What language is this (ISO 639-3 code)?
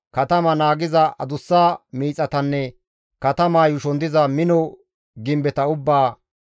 gmv